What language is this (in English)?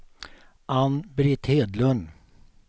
Swedish